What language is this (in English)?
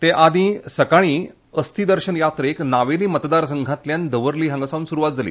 Konkani